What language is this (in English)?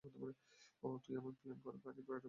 Bangla